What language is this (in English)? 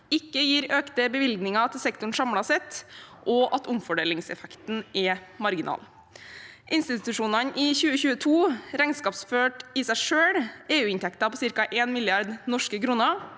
Norwegian